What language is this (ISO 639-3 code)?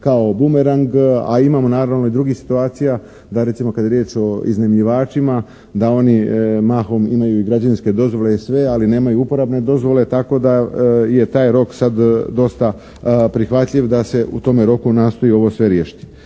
hrv